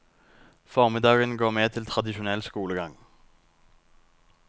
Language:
Norwegian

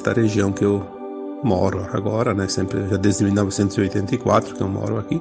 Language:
Portuguese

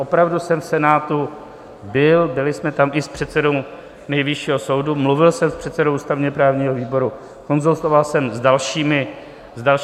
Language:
Czech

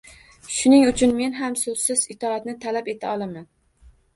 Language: Uzbek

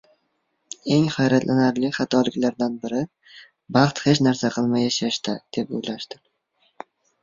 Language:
Uzbek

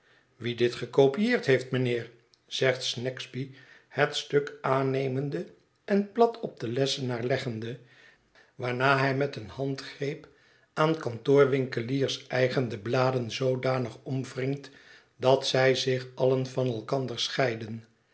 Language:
Dutch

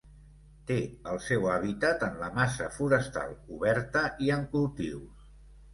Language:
Catalan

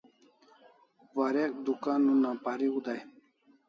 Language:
Kalasha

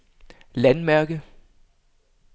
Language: Danish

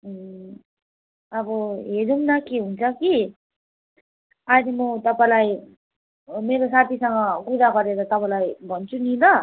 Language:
Nepali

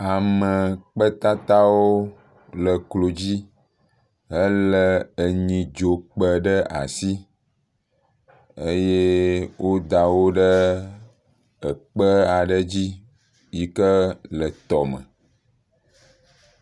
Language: Ewe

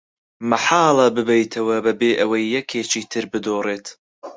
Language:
Central Kurdish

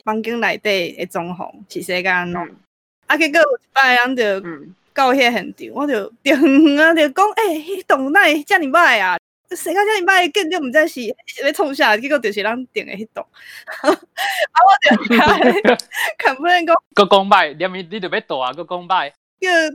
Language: Chinese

